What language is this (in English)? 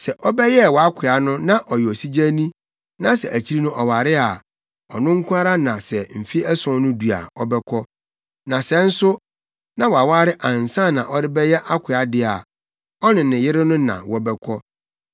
Akan